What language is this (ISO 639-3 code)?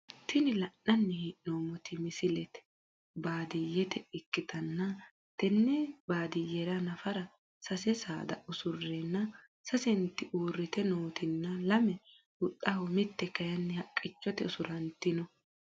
sid